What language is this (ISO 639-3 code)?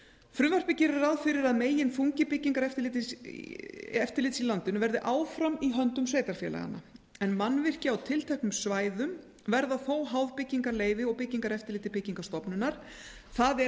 isl